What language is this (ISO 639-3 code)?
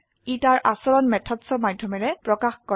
asm